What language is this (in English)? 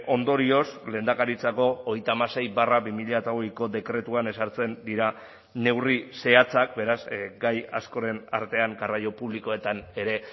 Basque